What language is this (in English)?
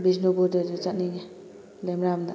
Manipuri